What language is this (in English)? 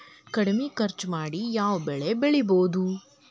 Kannada